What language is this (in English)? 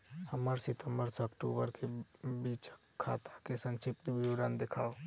Maithili